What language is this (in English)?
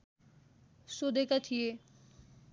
Nepali